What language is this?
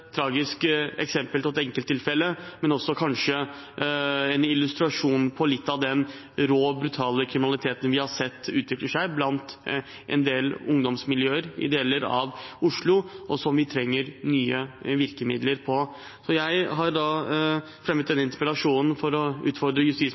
Norwegian Bokmål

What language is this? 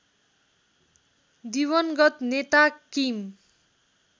Nepali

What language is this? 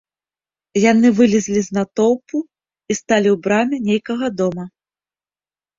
Belarusian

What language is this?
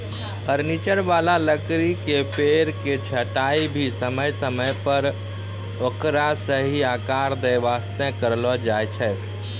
Maithili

